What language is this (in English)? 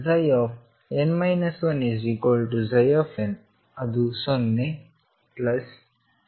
Kannada